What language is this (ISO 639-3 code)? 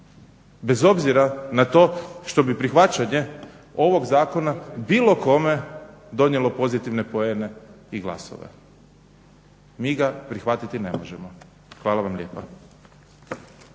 hrv